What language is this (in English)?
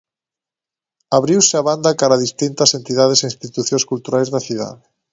Galician